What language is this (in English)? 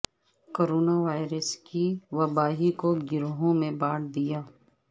Urdu